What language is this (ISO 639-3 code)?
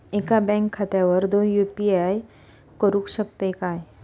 mar